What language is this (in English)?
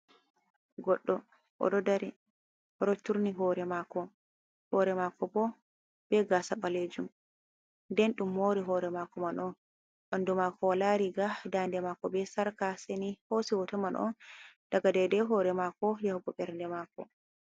Fula